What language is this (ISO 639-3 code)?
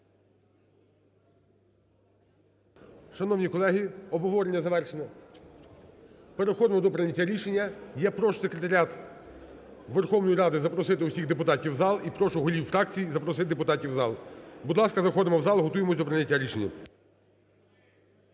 ukr